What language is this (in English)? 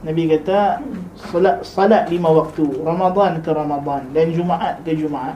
Malay